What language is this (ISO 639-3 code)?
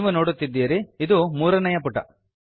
kan